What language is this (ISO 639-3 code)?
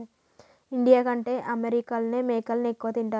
tel